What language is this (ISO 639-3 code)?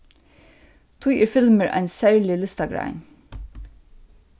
fao